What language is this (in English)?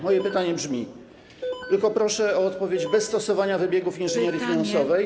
Polish